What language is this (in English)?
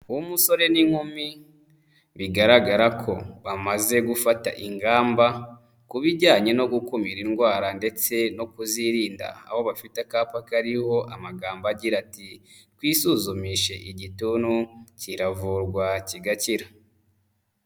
Kinyarwanda